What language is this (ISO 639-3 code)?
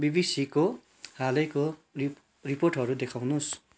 nep